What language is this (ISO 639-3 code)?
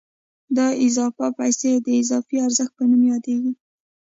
pus